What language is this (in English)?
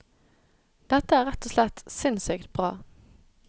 Norwegian